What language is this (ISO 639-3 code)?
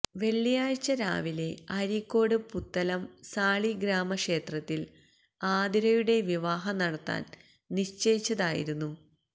mal